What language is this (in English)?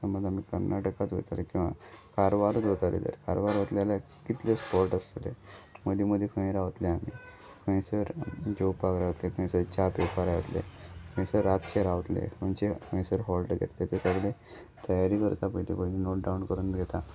Konkani